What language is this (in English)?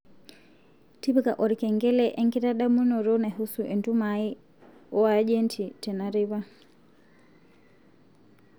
Masai